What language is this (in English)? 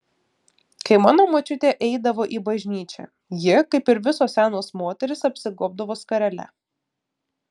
Lithuanian